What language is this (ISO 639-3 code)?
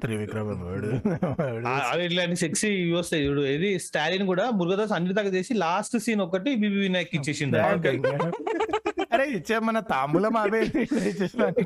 tel